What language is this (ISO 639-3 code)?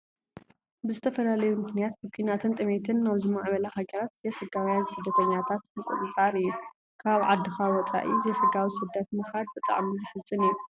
tir